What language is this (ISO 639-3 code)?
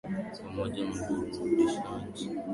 swa